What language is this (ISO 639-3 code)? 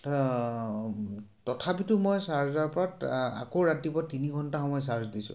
asm